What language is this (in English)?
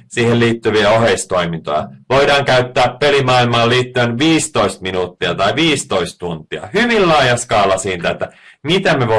Finnish